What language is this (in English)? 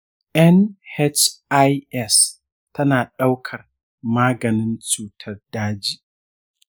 Hausa